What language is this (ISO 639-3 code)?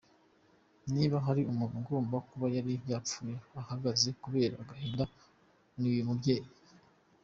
kin